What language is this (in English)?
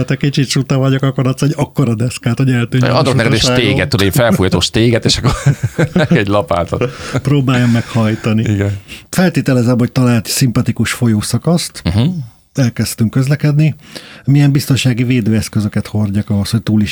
Hungarian